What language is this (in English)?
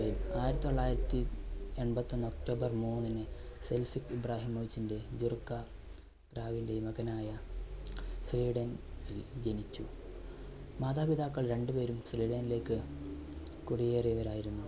Malayalam